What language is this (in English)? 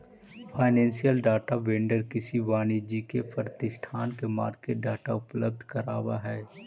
Magahi